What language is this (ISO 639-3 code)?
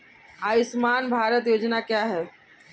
hin